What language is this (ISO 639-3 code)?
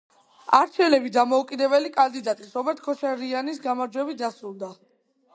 kat